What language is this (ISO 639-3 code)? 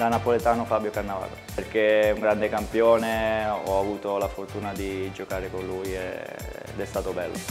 ita